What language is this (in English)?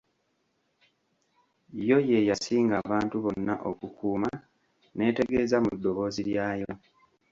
Ganda